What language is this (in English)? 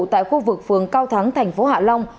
Vietnamese